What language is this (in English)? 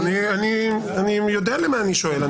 Hebrew